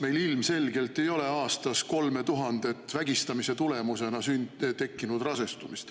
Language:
Estonian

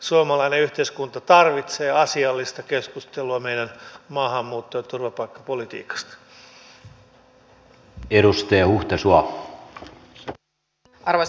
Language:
Finnish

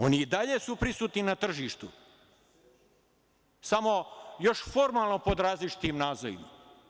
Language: Serbian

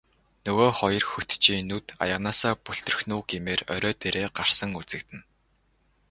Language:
Mongolian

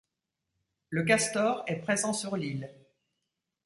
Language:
French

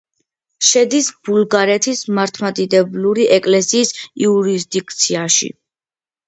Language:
Georgian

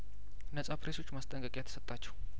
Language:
Amharic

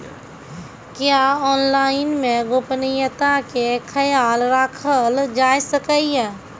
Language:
Maithili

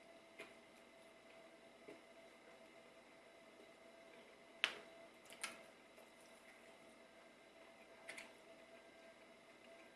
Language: Korean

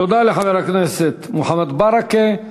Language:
Hebrew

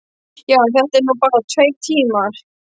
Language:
Icelandic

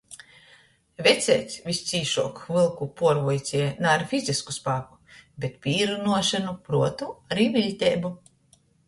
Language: Latgalian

